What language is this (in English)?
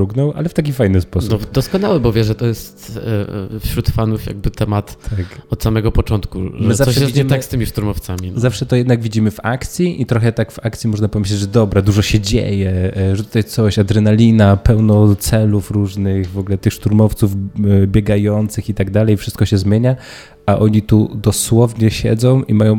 Polish